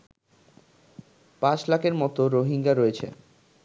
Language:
Bangla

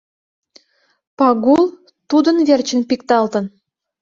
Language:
Mari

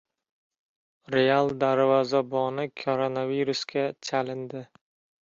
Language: Uzbek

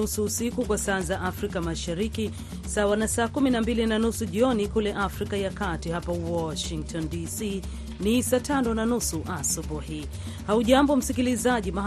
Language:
Swahili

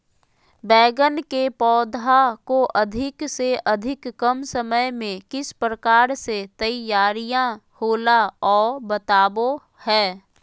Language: Magahi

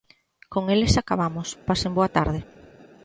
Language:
Galician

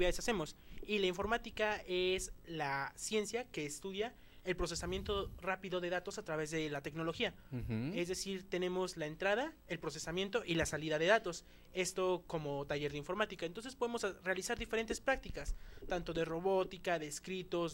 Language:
Spanish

